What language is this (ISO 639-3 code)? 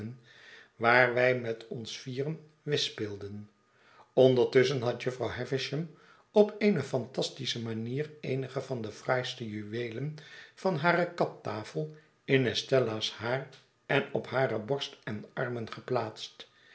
nld